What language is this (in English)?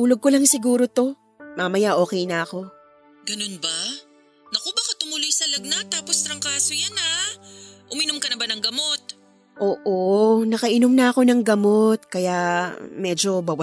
Filipino